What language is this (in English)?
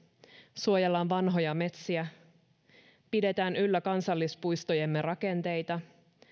Finnish